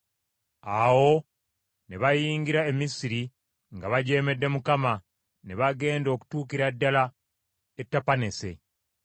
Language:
Ganda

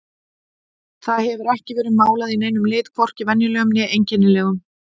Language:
Icelandic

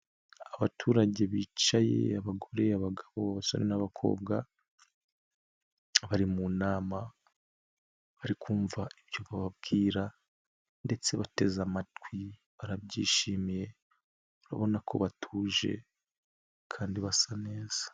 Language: Kinyarwanda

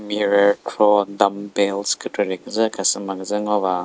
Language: Chokri Naga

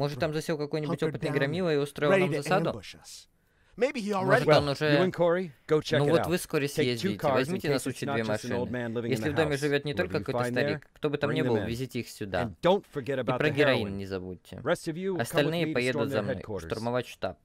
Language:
Russian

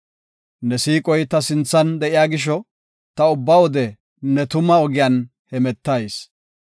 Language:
Gofa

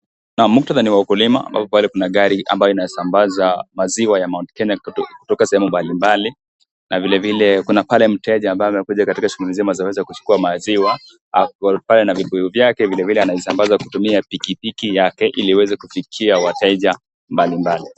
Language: Swahili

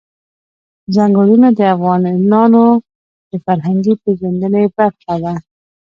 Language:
Pashto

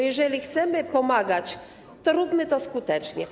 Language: Polish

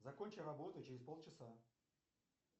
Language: Russian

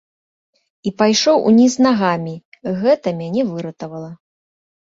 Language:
Belarusian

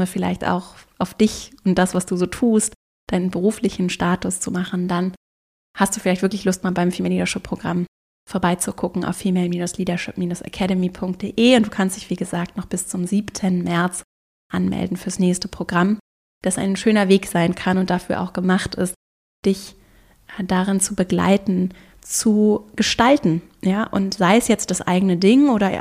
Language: German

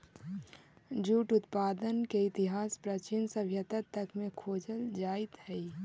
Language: Magahi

